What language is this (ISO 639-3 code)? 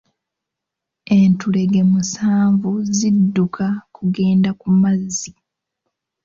lug